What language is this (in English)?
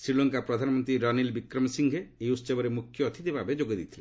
Odia